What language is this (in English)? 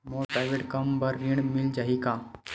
Chhattisgarhi